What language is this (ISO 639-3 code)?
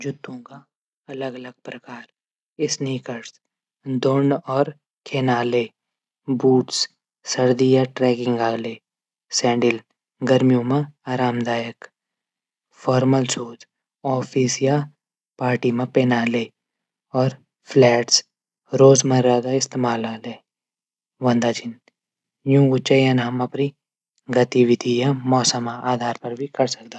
gbm